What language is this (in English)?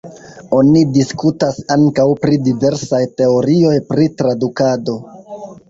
Esperanto